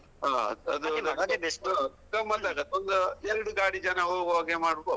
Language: Kannada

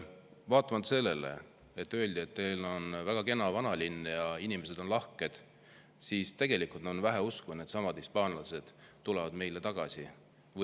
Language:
Estonian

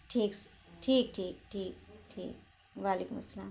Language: Urdu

